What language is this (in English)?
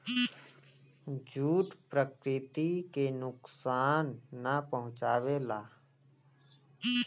Bhojpuri